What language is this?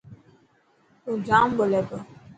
Dhatki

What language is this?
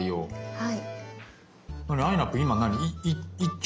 Japanese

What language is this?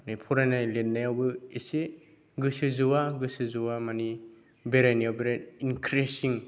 Bodo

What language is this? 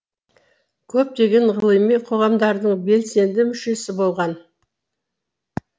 Kazakh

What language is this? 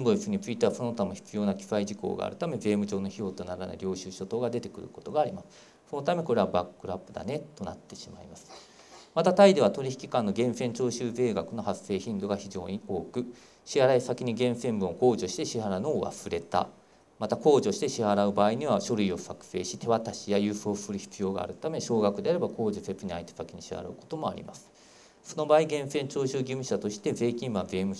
Japanese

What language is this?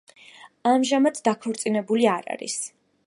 Georgian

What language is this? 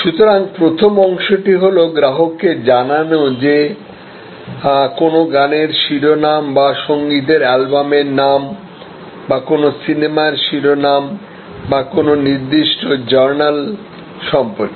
Bangla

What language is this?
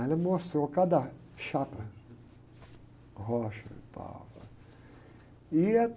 Portuguese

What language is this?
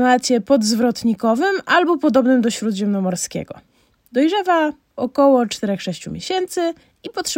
Polish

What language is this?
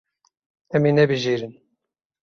Kurdish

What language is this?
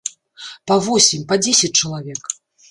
Belarusian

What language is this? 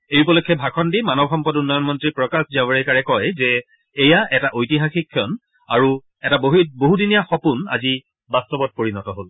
Assamese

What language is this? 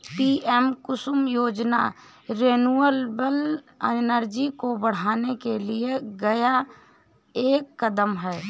Hindi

